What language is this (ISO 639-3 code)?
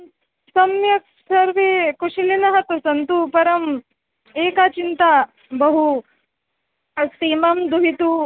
san